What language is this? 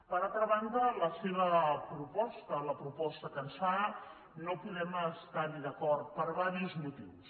Catalan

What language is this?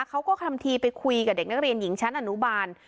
Thai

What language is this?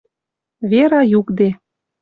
Western Mari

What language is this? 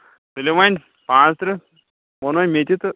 Kashmiri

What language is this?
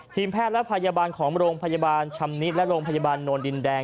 Thai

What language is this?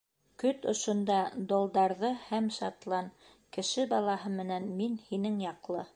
Bashkir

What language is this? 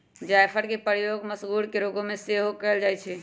Magahi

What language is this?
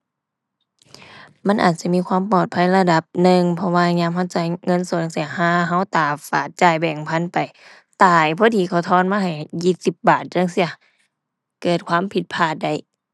Thai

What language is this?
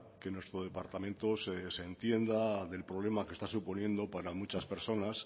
Spanish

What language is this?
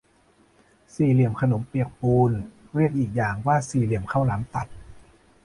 Thai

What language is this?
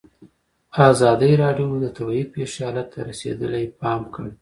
Pashto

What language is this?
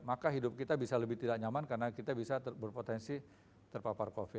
Indonesian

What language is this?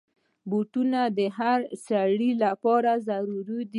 Pashto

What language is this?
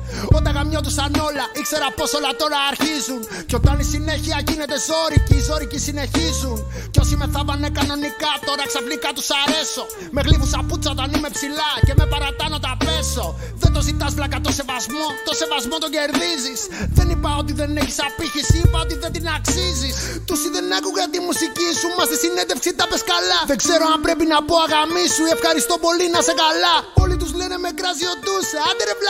Greek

